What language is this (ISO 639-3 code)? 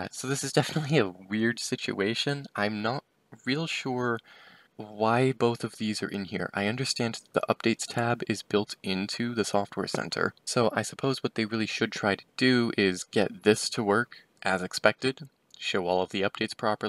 eng